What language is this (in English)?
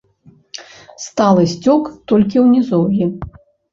Belarusian